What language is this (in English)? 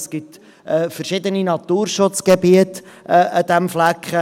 Swiss German